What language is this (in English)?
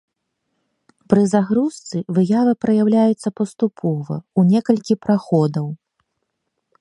Belarusian